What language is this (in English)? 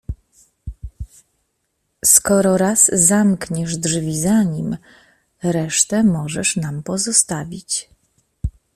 Polish